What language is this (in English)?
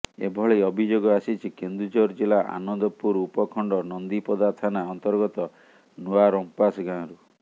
Odia